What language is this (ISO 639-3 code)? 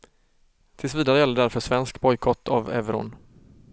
swe